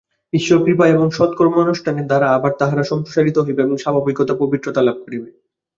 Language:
Bangla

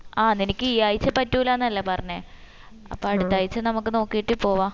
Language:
Malayalam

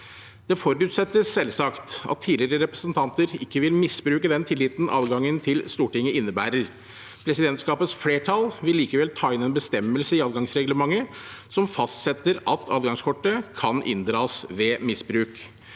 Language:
Norwegian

